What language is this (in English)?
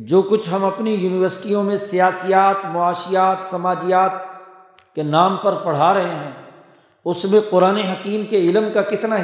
Urdu